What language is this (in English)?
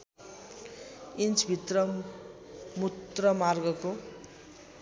Nepali